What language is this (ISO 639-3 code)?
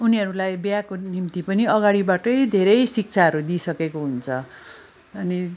nep